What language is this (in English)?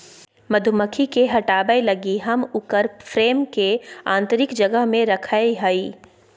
Magahi